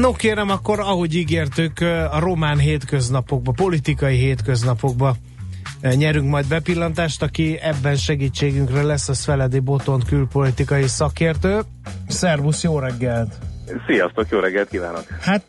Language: Hungarian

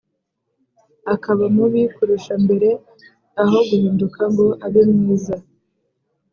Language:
Kinyarwanda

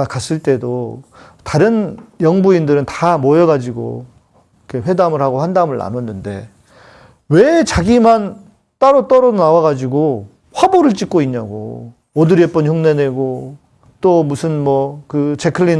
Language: Korean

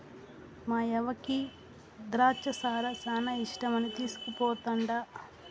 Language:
Telugu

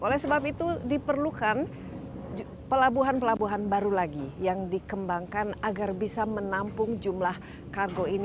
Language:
Indonesian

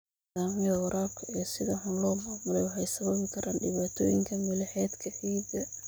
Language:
Somali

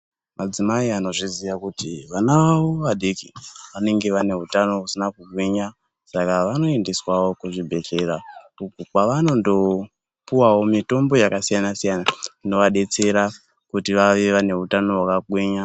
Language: Ndau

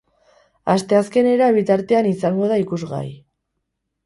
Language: Basque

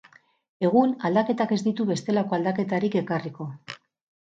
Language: Basque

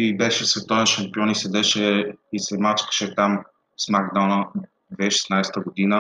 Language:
Bulgarian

